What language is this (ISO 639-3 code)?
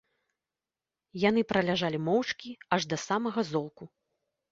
bel